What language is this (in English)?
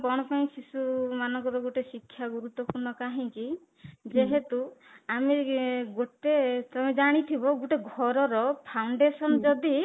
Odia